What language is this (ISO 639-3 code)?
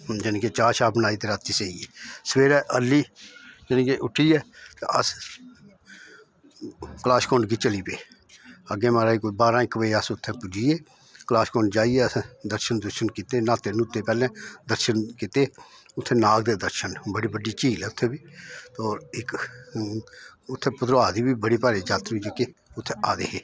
doi